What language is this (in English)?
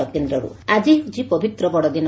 Odia